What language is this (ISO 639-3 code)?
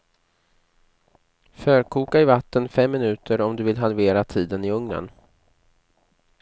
swe